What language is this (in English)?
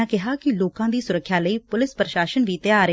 Punjabi